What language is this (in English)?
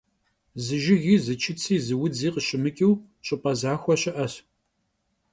Kabardian